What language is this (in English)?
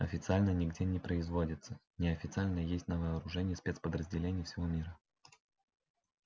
Russian